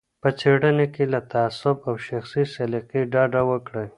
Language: Pashto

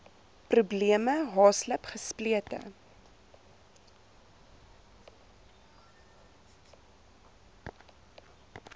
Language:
Afrikaans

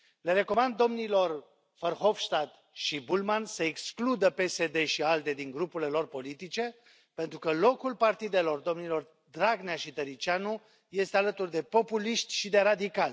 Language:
Romanian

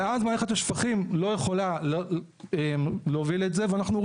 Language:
Hebrew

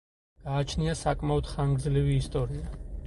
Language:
Georgian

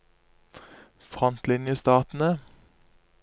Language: Norwegian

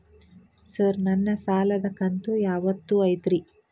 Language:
Kannada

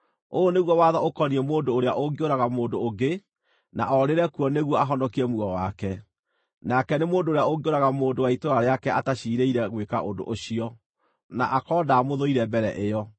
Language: Kikuyu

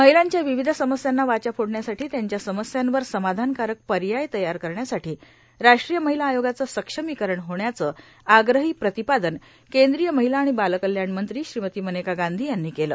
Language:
Marathi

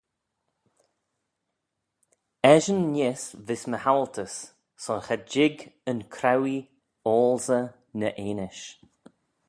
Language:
Manx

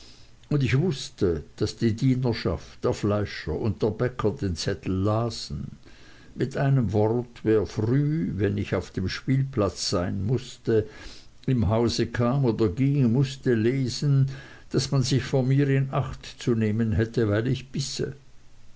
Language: German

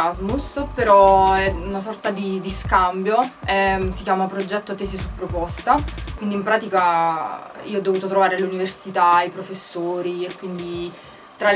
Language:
Italian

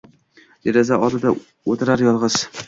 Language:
Uzbek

